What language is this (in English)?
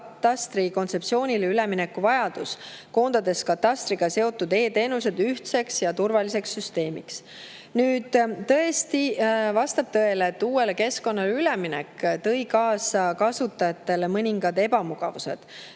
Estonian